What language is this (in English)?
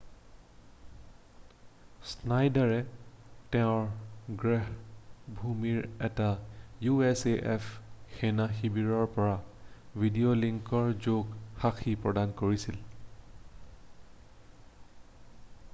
Assamese